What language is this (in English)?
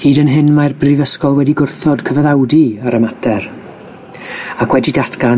Welsh